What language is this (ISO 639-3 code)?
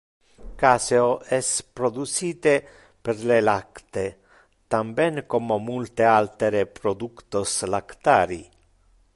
ina